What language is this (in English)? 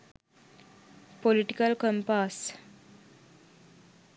Sinhala